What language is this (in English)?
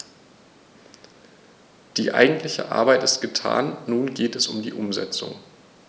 German